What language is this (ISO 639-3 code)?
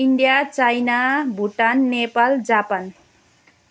nep